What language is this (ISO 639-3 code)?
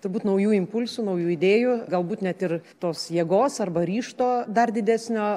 lit